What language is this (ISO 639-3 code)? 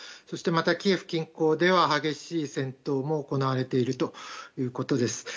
jpn